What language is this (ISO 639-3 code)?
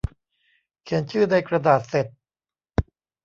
tha